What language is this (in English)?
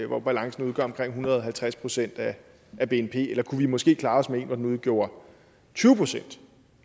Danish